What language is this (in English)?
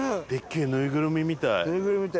Japanese